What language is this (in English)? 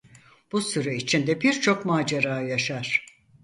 Turkish